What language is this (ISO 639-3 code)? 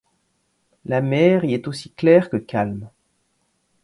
fra